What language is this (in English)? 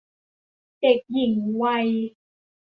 Thai